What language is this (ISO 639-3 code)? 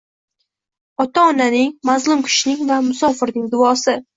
uzb